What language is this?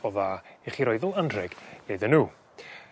Welsh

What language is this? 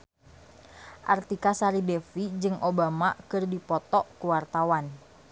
Sundanese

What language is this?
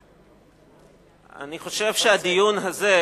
Hebrew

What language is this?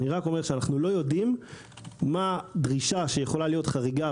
Hebrew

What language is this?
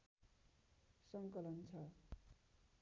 Nepali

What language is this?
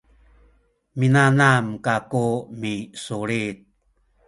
Sakizaya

